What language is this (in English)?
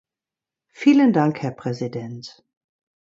German